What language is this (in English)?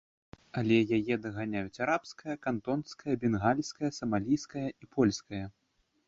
Belarusian